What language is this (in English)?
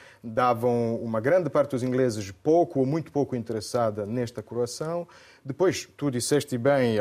Portuguese